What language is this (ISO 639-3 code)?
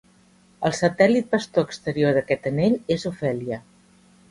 cat